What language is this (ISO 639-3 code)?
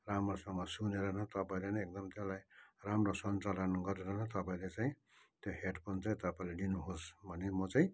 nep